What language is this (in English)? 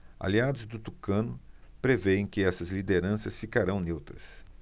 Portuguese